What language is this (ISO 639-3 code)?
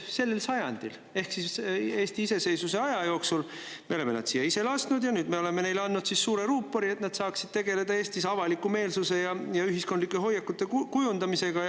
est